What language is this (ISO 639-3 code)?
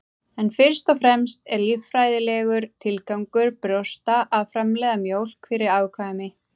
isl